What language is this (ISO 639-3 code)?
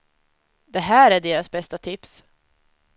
swe